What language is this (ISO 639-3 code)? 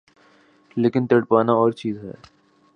urd